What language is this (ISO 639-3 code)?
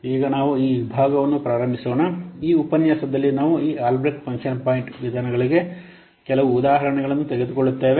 kan